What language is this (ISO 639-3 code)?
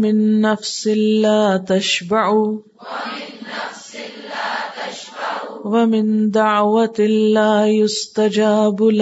urd